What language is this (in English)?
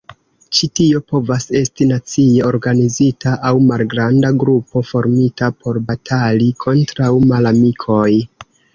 Esperanto